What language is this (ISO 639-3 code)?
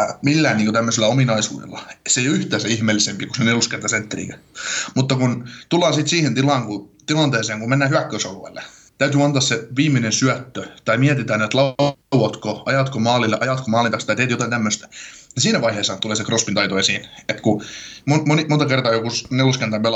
fin